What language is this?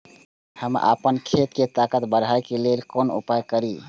Maithili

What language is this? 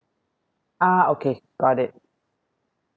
English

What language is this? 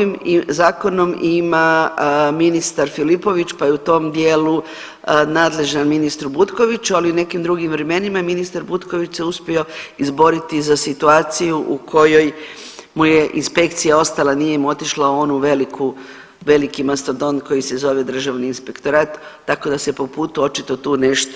Croatian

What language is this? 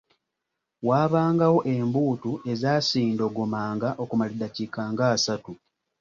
Ganda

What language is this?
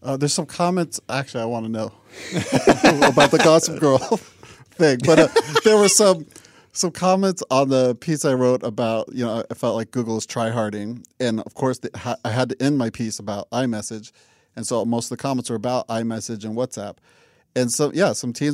English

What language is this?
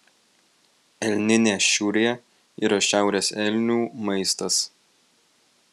Lithuanian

